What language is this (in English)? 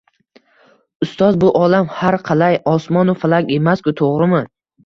Uzbek